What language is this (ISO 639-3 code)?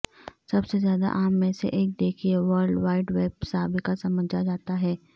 urd